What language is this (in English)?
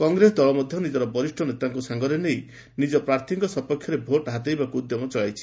Odia